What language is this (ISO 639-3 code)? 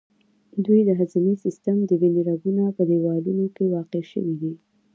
pus